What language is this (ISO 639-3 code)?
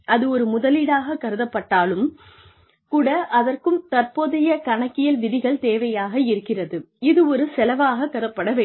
tam